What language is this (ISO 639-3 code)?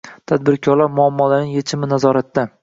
uzb